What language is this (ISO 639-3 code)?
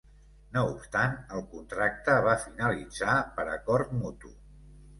cat